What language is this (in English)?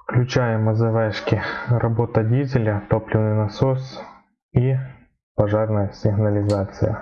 Russian